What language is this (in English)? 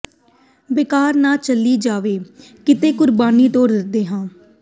Punjabi